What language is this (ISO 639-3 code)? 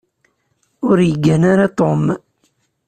kab